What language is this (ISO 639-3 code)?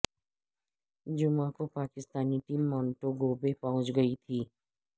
urd